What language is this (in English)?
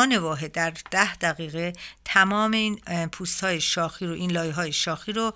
Persian